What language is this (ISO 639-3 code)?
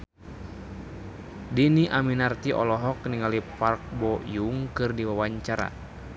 sun